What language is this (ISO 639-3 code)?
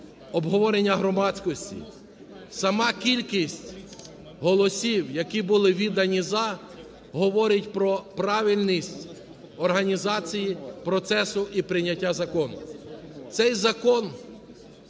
ukr